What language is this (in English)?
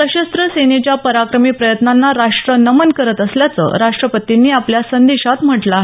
Marathi